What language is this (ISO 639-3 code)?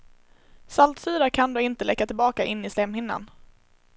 swe